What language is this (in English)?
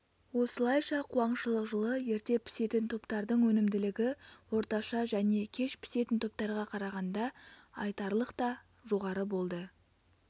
Kazakh